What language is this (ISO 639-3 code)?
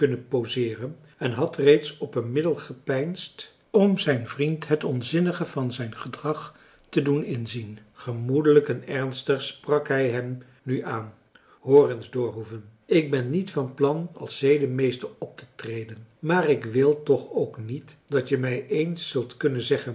nld